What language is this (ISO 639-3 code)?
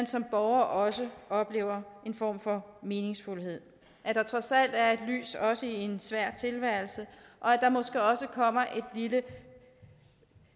dan